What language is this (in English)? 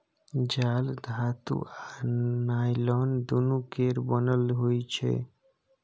Maithili